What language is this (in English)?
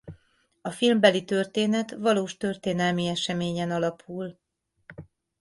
Hungarian